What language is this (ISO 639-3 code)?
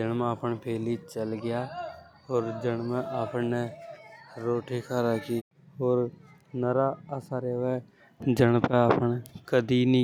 hoj